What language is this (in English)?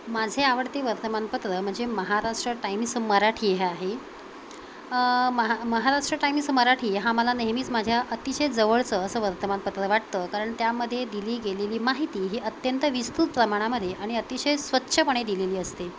Marathi